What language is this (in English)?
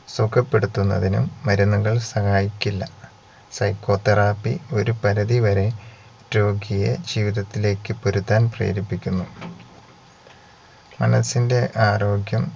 Malayalam